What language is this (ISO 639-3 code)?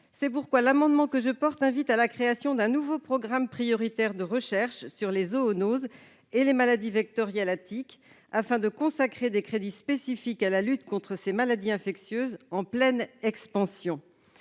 fra